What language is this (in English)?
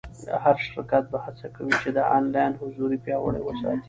Pashto